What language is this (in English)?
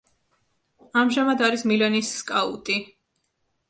Georgian